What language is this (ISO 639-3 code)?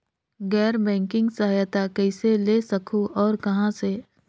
hne